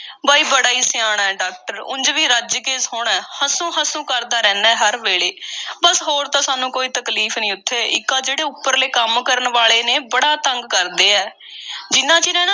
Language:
Punjabi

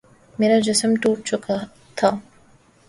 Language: Urdu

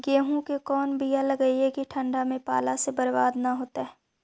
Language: Magahi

